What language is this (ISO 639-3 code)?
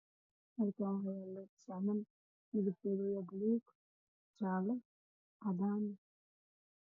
som